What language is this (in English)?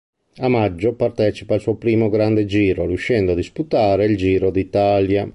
Italian